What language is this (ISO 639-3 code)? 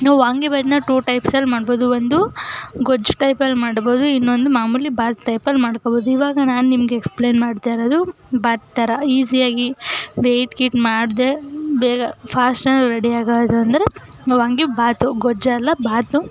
kan